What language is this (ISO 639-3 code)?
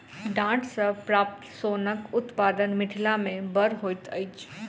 mai